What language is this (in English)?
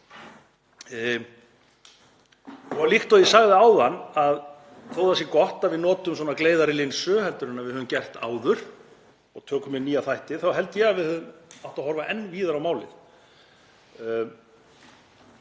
Icelandic